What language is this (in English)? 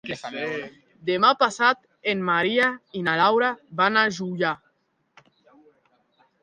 Catalan